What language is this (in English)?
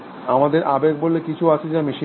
Bangla